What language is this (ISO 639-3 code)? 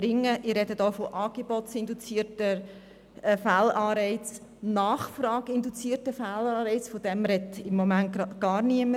gsw